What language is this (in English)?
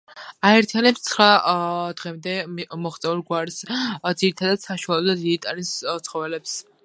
Georgian